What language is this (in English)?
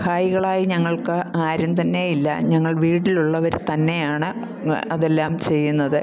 Malayalam